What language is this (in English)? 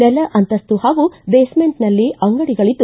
Kannada